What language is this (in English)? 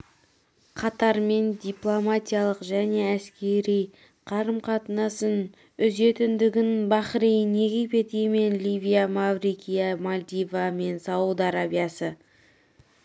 Kazakh